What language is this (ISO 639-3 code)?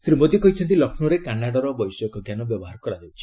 ori